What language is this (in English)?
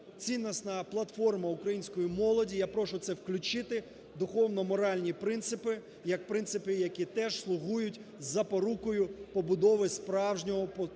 Ukrainian